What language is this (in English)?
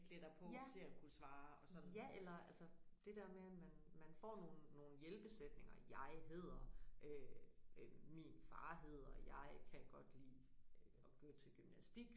Danish